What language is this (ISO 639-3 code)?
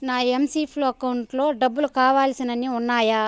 tel